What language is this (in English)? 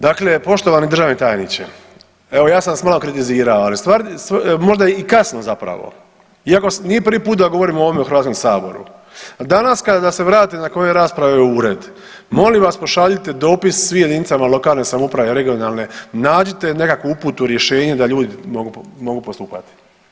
Croatian